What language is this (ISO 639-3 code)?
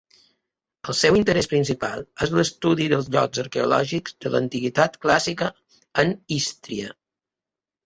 cat